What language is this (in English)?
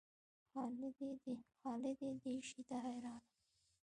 Pashto